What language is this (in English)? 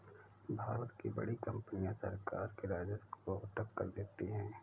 Hindi